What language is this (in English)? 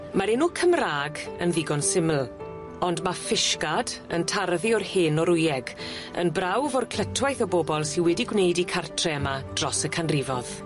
Welsh